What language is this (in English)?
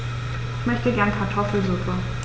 German